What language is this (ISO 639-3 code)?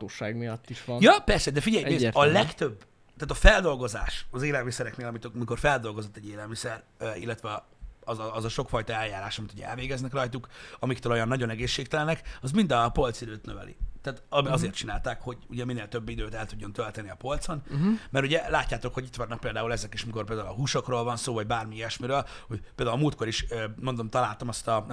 hun